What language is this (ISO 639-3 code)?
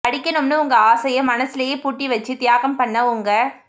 tam